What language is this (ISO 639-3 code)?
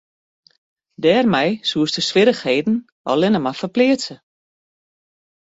fry